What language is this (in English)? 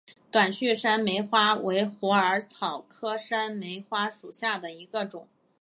Chinese